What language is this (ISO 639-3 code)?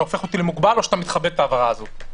heb